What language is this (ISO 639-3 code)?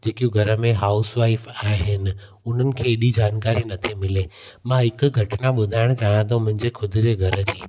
snd